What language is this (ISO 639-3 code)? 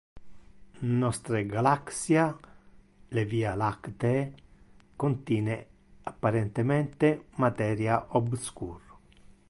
ina